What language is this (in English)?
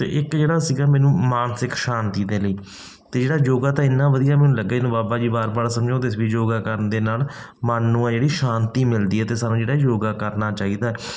Punjabi